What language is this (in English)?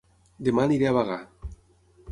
Catalan